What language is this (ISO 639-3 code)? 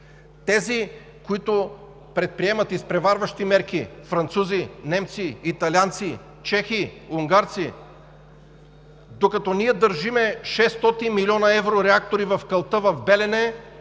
bul